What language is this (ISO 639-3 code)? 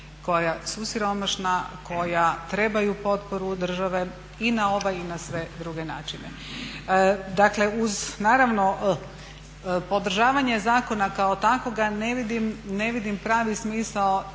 hrv